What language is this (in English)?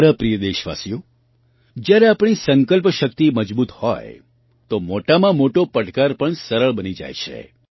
Gujarati